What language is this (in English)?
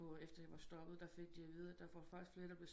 Danish